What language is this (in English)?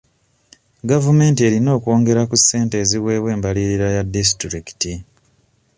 Ganda